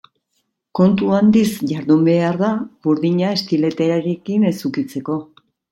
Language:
Basque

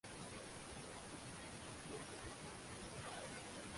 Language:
Uzbek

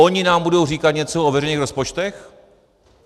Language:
Czech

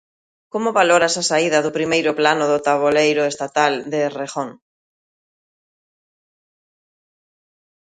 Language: Galician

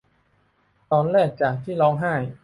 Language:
Thai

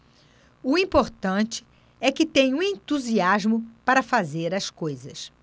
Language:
Portuguese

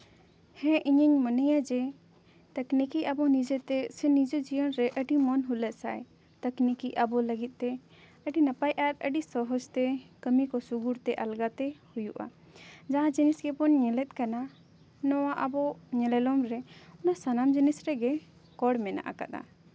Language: Santali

